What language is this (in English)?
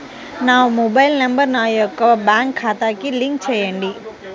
Telugu